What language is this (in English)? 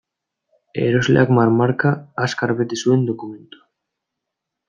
Basque